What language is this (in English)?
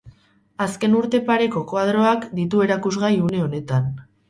Basque